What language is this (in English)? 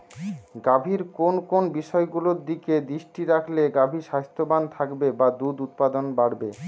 Bangla